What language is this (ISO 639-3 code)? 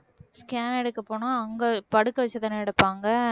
tam